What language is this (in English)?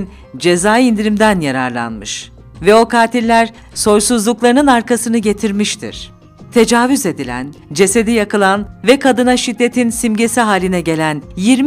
Turkish